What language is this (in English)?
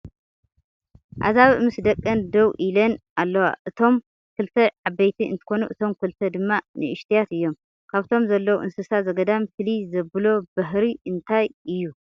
Tigrinya